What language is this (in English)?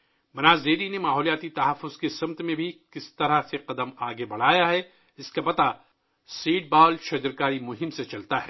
Urdu